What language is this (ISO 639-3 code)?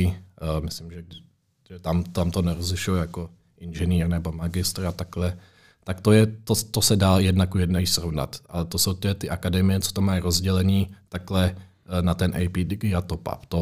ces